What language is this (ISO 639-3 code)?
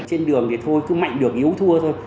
vie